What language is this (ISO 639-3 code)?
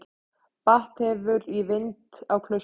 isl